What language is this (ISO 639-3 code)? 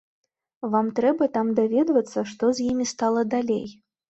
bel